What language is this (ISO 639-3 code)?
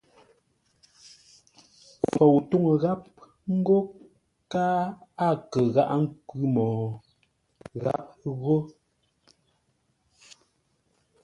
nla